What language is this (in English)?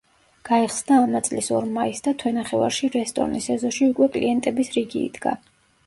Georgian